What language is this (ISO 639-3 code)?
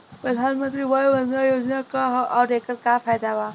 bho